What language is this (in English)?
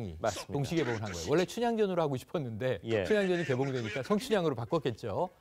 Korean